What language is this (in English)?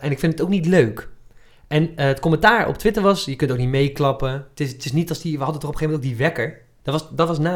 Dutch